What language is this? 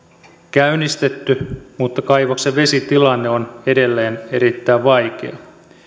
Finnish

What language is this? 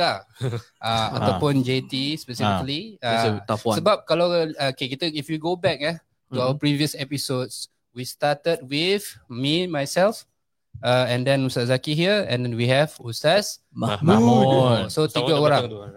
Malay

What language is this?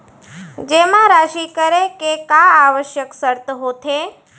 Chhattisgarhi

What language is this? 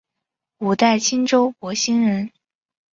Chinese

